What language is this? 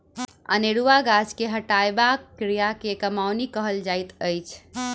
Maithili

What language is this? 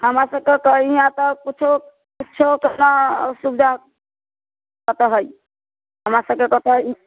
Maithili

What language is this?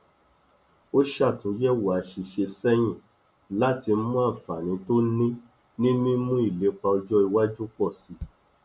Yoruba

